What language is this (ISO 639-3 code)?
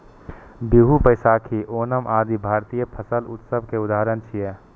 mai